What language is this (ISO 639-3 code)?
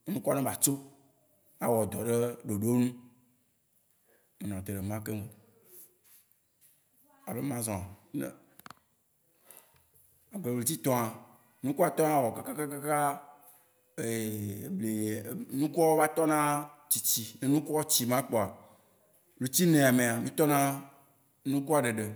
wci